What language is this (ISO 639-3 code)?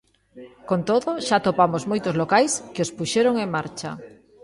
glg